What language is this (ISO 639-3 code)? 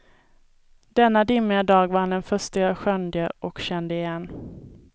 swe